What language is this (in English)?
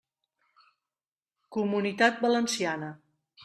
Catalan